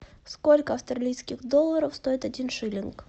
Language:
Russian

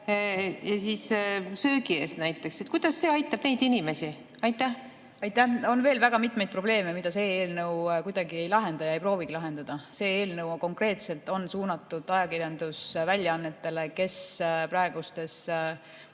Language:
Estonian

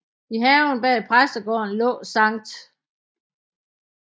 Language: Danish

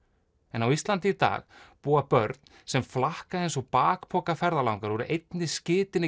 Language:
Icelandic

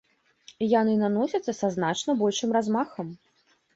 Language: Belarusian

